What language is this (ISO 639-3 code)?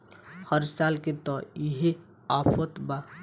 bho